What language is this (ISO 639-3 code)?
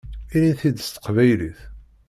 kab